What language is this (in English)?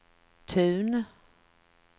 Swedish